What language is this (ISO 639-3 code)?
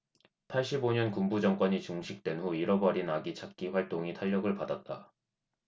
kor